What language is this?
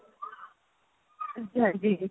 Punjabi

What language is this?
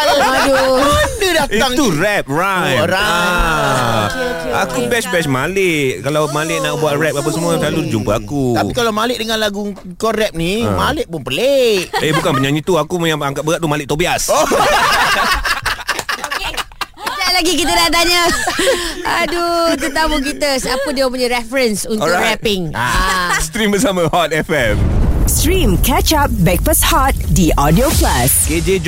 Malay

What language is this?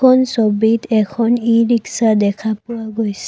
Assamese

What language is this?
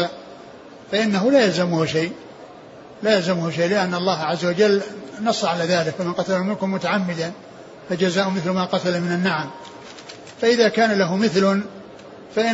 Arabic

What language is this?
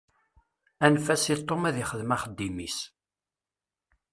Kabyle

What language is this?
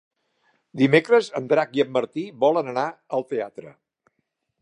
Catalan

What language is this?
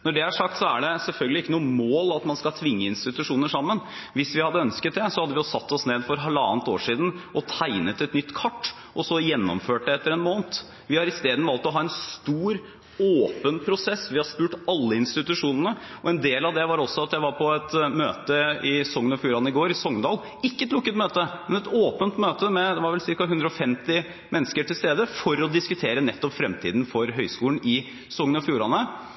Norwegian Bokmål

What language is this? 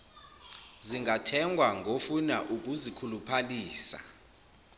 Zulu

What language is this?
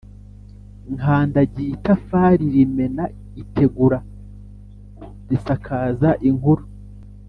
Kinyarwanda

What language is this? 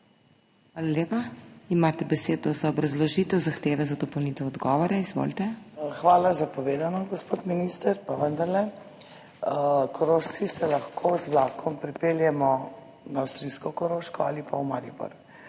Slovenian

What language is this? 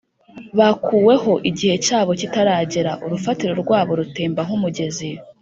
Kinyarwanda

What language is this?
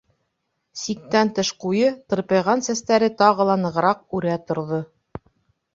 Bashkir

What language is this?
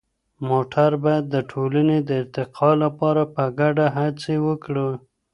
Pashto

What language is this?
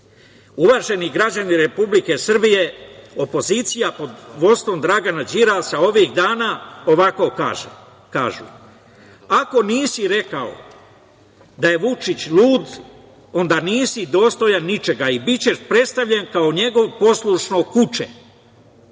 Serbian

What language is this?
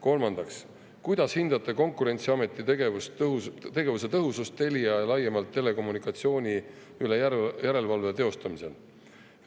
Estonian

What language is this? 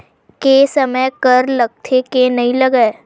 Chhattisgarhi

